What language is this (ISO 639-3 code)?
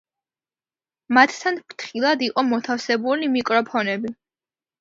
kat